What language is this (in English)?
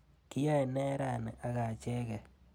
Kalenjin